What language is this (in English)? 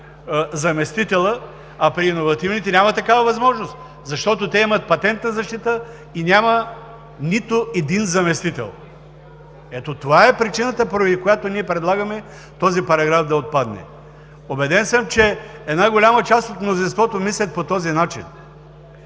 Bulgarian